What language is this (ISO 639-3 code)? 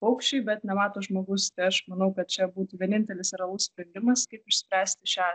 lit